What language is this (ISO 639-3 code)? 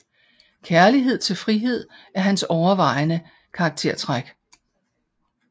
dan